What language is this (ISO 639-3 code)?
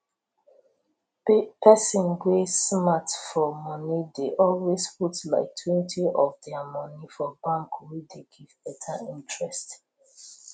pcm